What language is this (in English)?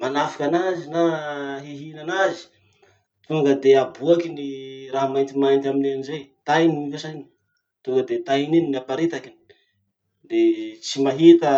Masikoro Malagasy